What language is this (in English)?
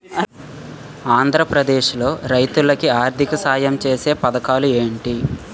Telugu